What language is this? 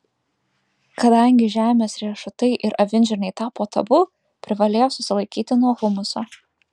Lithuanian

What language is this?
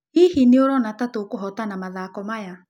Kikuyu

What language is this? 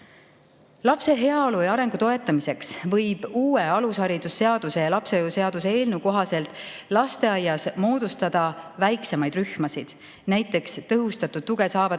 Estonian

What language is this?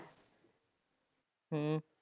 Punjabi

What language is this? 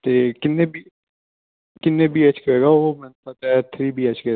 Punjabi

